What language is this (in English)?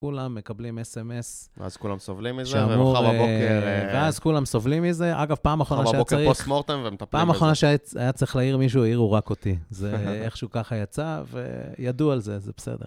Hebrew